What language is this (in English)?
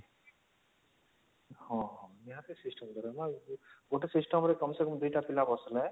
Odia